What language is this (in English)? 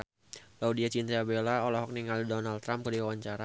Sundanese